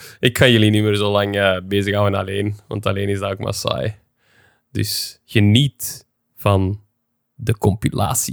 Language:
Dutch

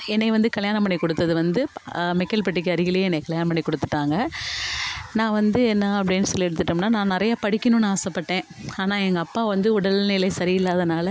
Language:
Tamil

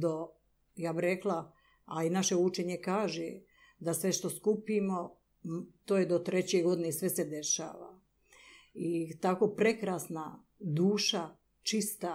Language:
Croatian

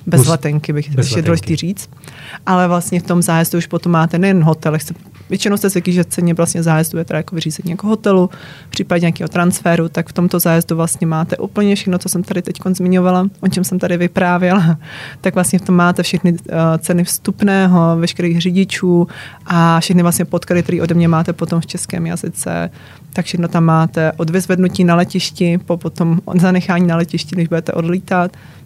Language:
Czech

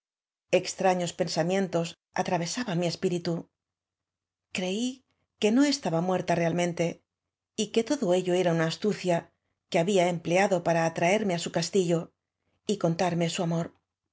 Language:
Spanish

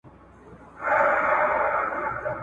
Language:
Pashto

